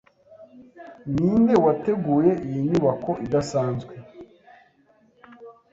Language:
Kinyarwanda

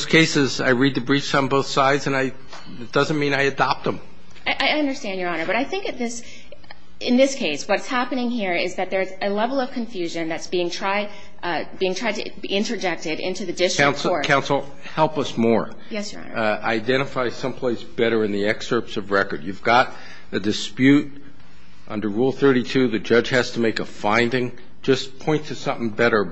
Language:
English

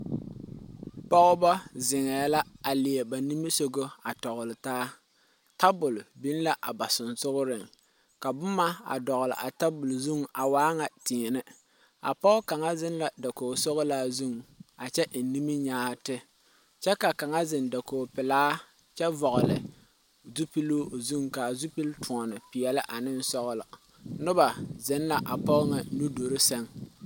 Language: Southern Dagaare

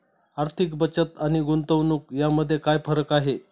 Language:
Marathi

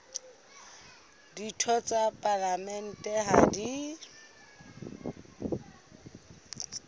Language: Southern Sotho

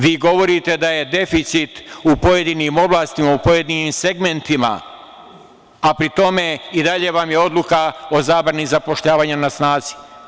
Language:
Serbian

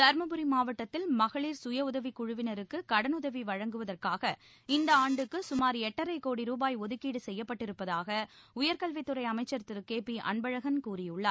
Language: Tamil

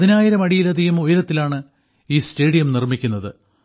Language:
Malayalam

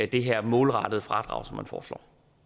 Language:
Danish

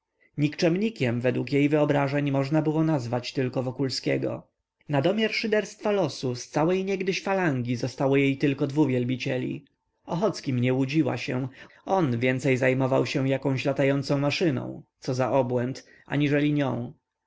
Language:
Polish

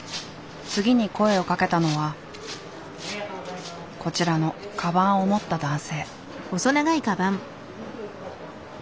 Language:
Japanese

